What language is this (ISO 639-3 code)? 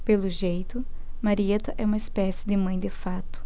por